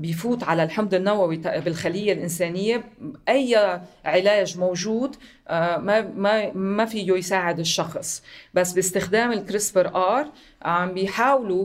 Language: Arabic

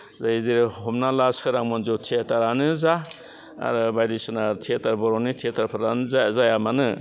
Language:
Bodo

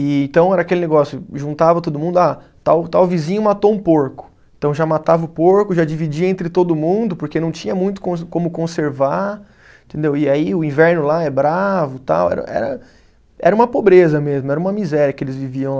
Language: Portuguese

